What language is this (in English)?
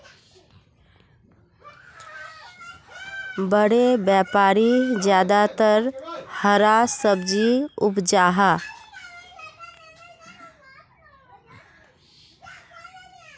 Magahi